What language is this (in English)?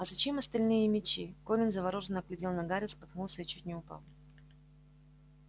Russian